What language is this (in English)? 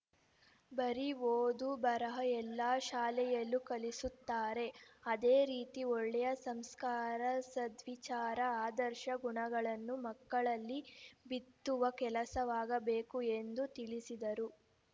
Kannada